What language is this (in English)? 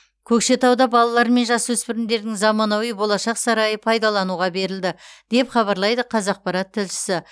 Kazakh